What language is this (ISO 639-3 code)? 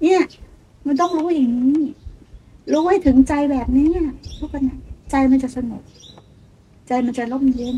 tha